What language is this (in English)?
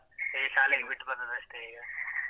Kannada